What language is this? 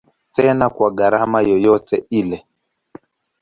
Swahili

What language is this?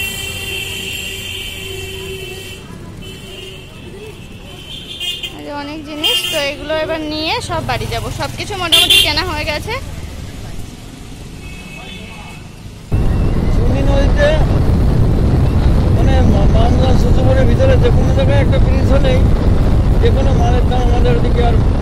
Hindi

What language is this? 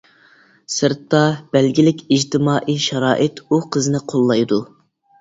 Uyghur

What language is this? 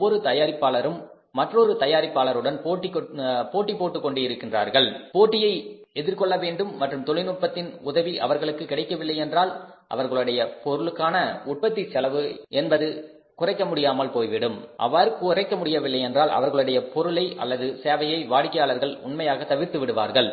Tamil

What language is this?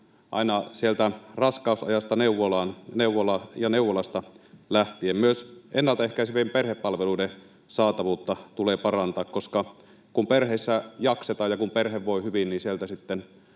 Finnish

